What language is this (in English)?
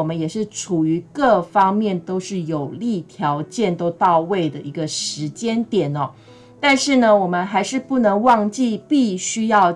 Chinese